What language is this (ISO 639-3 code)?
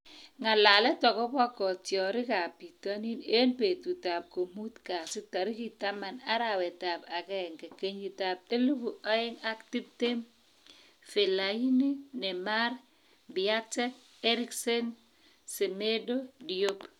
kln